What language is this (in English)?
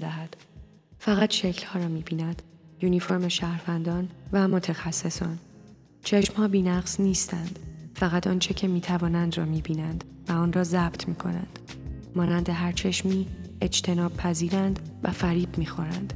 Persian